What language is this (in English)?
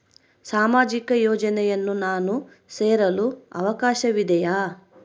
Kannada